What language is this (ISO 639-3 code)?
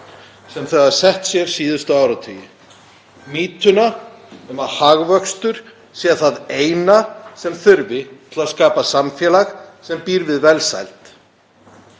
isl